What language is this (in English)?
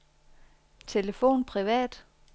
Danish